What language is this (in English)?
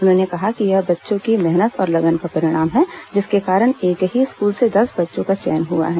Hindi